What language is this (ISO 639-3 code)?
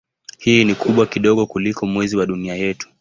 swa